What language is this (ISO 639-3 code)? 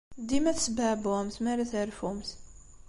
kab